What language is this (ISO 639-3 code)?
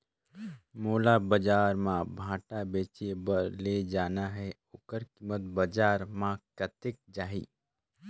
hne